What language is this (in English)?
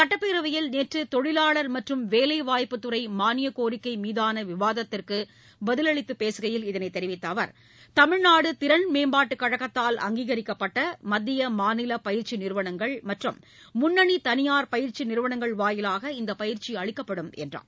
Tamil